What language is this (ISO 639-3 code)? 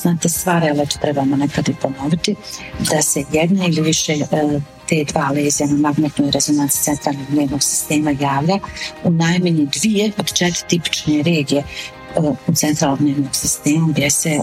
hrv